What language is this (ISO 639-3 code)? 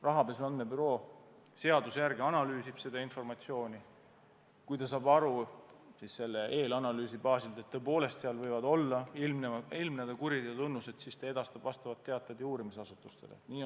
est